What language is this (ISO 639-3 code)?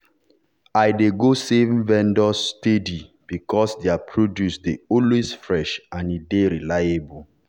pcm